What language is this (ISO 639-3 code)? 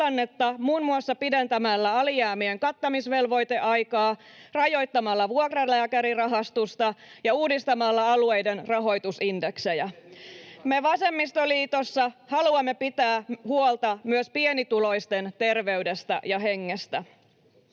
fin